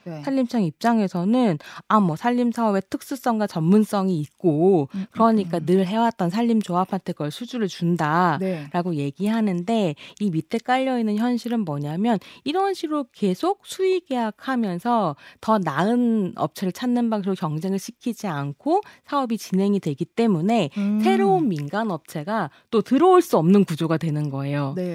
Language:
Korean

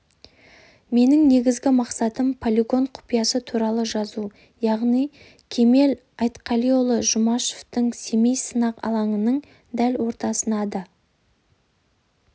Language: Kazakh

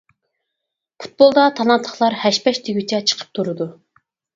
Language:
Uyghur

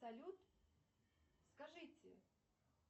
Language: Russian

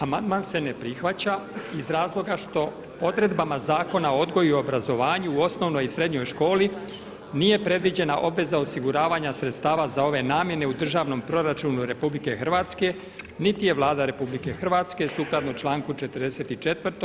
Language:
Croatian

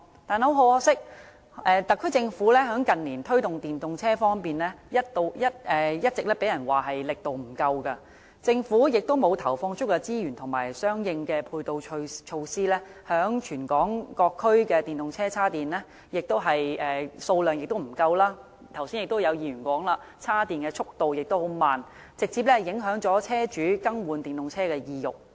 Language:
Cantonese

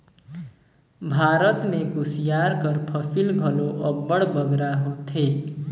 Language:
Chhattisgarhi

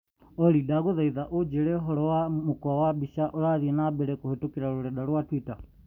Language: Kikuyu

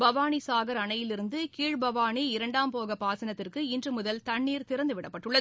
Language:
Tamil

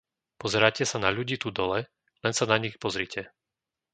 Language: Slovak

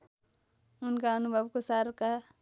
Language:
Nepali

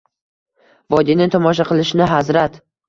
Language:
Uzbek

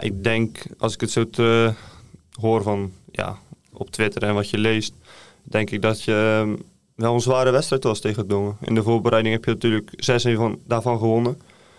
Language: Dutch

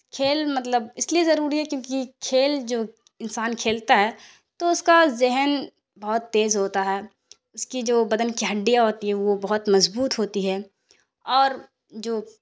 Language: Urdu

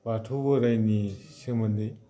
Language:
Bodo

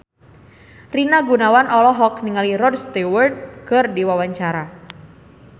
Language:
Sundanese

